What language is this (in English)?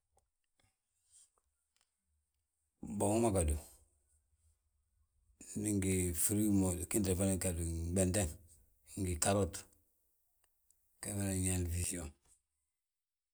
Balanta-Ganja